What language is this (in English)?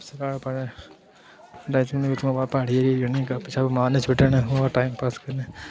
Dogri